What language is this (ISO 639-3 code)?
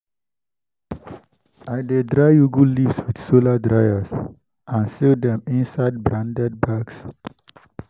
pcm